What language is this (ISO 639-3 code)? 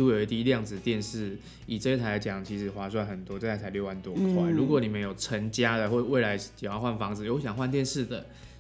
zho